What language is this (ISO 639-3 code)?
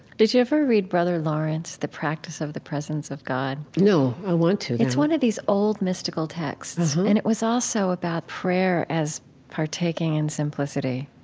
eng